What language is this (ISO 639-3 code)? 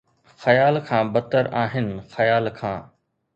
snd